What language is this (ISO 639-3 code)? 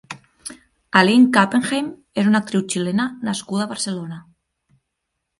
cat